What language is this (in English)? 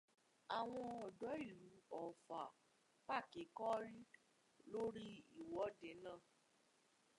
Yoruba